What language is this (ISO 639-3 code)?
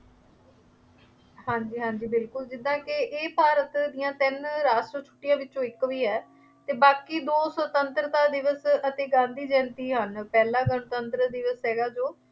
pan